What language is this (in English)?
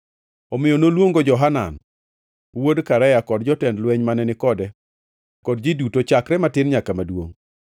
Luo (Kenya and Tanzania)